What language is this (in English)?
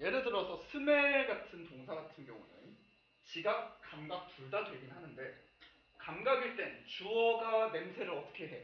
Korean